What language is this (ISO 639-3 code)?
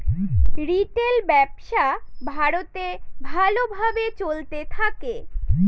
ben